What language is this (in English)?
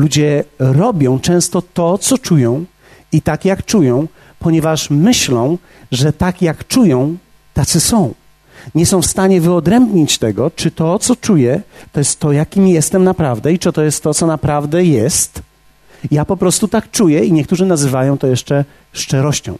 Polish